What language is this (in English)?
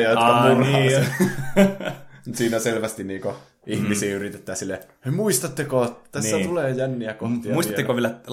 Finnish